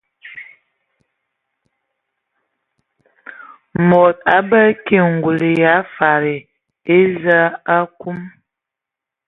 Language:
Ewondo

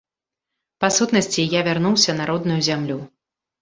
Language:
Belarusian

